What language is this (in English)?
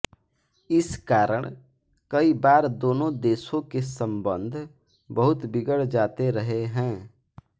Hindi